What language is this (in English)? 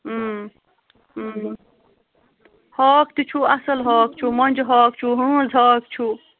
Kashmiri